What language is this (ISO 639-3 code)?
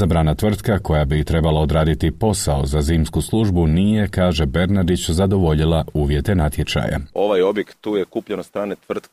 hrv